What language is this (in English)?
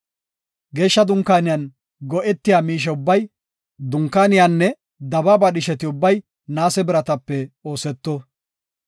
Gofa